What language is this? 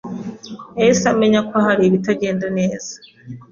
Kinyarwanda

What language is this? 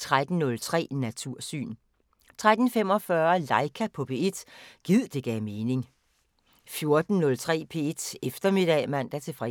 Danish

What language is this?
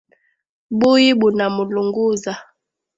Swahili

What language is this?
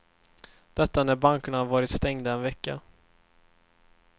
Swedish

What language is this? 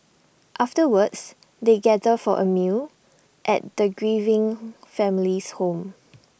English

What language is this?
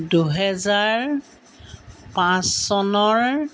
Assamese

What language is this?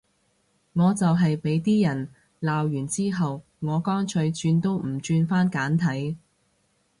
Cantonese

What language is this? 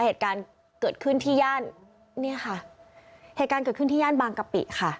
Thai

